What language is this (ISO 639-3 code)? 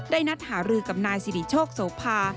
tha